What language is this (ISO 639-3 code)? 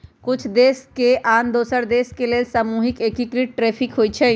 mag